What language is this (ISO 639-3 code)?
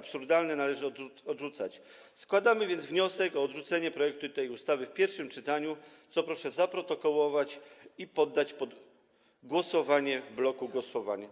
pol